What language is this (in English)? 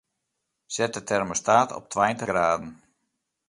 Western Frisian